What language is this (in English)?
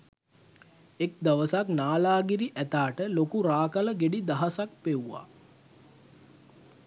Sinhala